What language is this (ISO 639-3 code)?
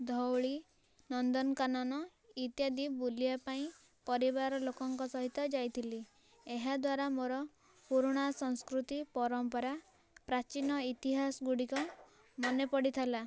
ori